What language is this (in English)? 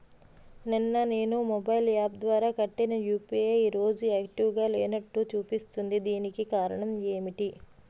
Telugu